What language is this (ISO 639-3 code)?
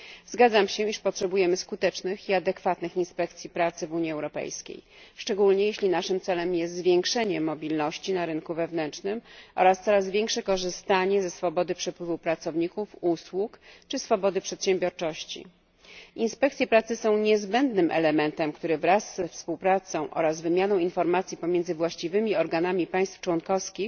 pol